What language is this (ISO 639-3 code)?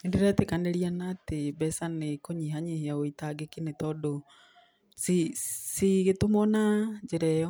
kik